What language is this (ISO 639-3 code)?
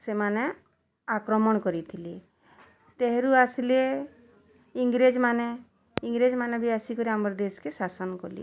ori